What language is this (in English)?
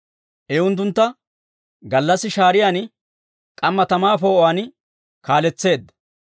Dawro